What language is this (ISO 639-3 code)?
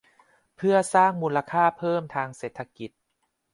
tha